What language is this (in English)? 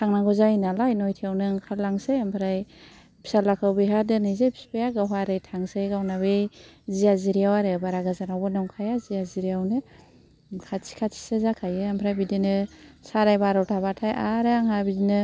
Bodo